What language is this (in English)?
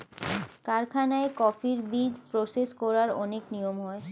Bangla